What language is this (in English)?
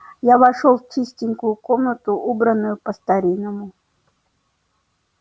Russian